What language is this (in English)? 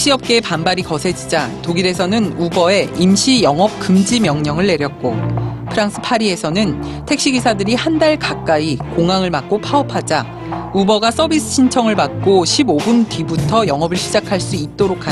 Korean